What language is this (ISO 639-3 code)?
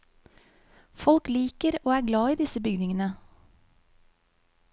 nor